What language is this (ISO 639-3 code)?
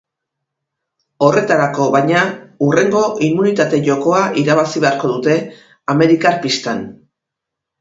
eus